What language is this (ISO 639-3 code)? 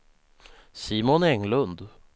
swe